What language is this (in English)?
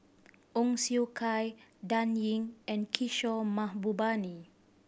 English